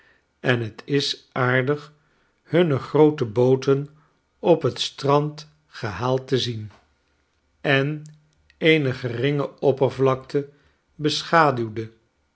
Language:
Dutch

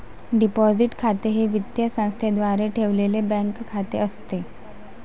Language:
Marathi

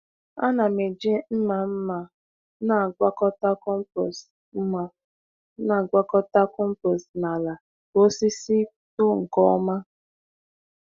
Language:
Igbo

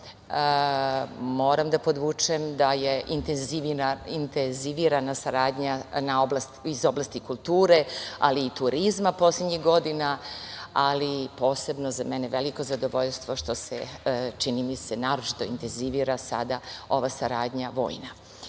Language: Serbian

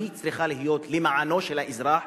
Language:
Hebrew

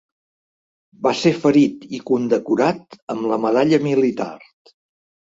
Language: Catalan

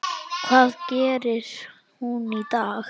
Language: Icelandic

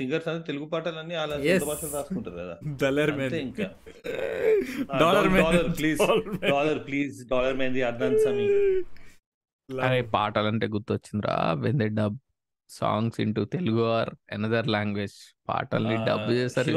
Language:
Telugu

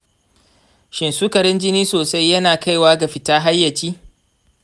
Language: Hausa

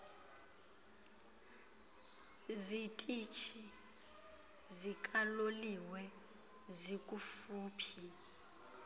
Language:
Xhosa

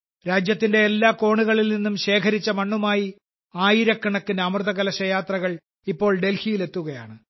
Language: Malayalam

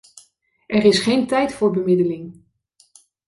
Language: Dutch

